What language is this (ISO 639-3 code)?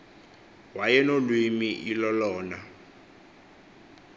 xho